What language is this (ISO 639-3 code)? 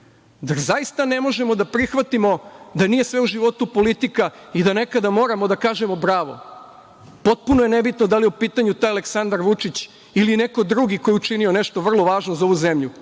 srp